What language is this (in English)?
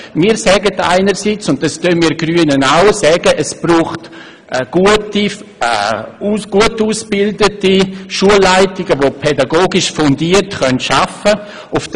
Swiss German